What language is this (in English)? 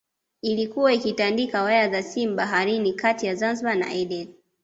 Swahili